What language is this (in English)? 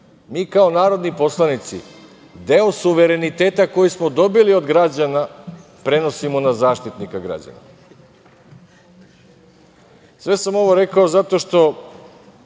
Serbian